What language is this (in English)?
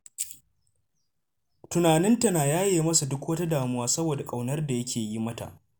Hausa